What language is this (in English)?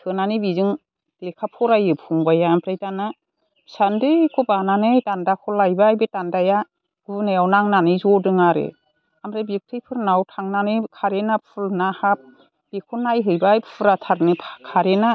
Bodo